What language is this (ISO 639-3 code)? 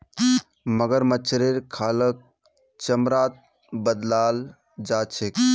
mag